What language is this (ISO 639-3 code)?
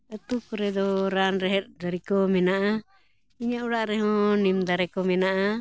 sat